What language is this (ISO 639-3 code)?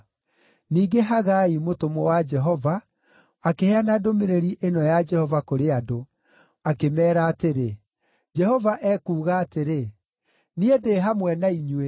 kik